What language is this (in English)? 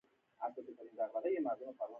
Pashto